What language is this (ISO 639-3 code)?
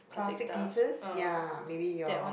eng